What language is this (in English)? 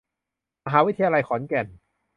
Thai